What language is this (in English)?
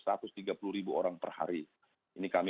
Indonesian